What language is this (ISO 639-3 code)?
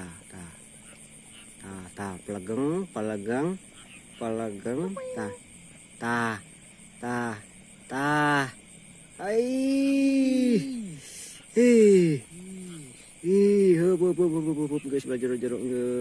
ind